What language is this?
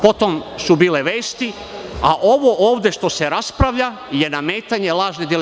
Serbian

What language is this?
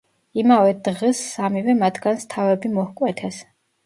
Georgian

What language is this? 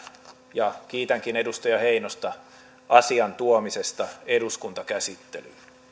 Finnish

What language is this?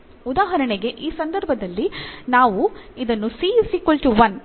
Kannada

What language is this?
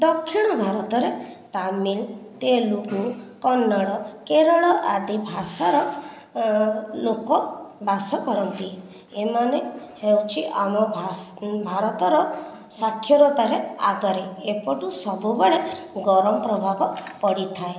Odia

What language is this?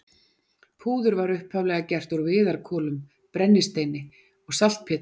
Icelandic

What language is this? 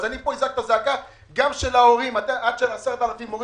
Hebrew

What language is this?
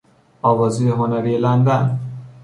Persian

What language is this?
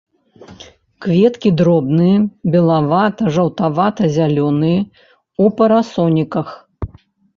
Belarusian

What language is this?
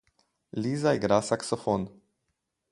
Slovenian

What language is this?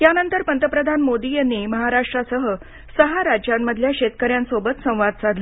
Marathi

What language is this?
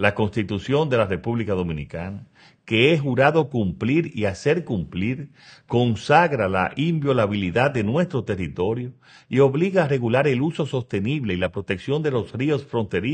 Spanish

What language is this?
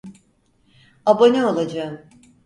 Turkish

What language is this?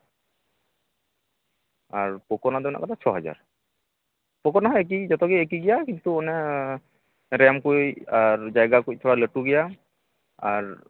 Santali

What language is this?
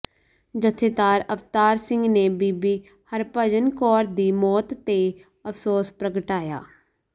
Punjabi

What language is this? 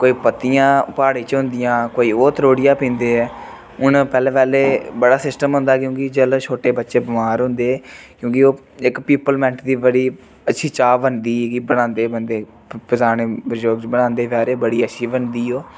Dogri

